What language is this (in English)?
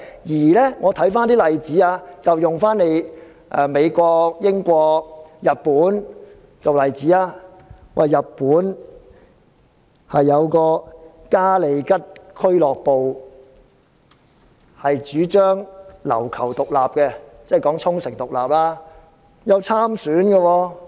Cantonese